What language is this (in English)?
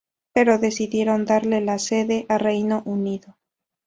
Spanish